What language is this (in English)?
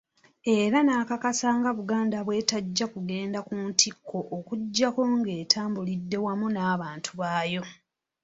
Ganda